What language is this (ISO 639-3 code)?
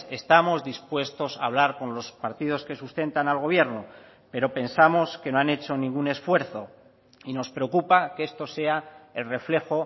spa